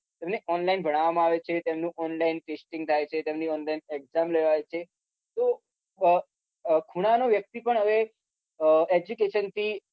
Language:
Gujarati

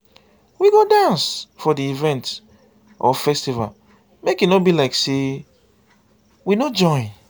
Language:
Nigerian Pidgin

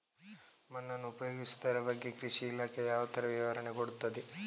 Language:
Kannada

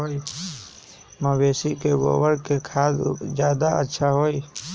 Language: Magahi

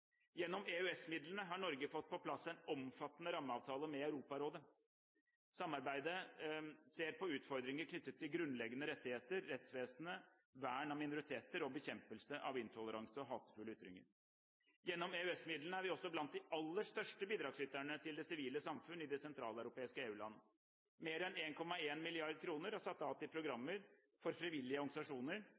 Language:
Norwegian Bokmål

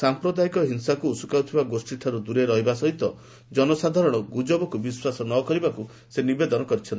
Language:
Odia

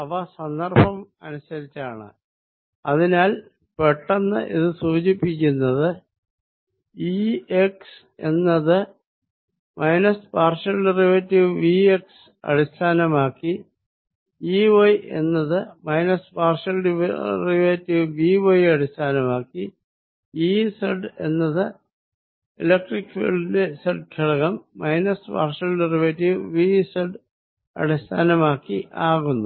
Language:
Malayalam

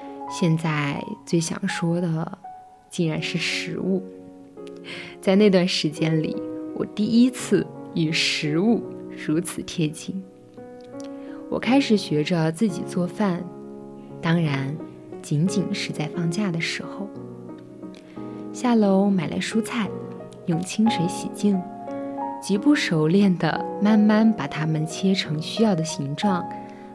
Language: Chinese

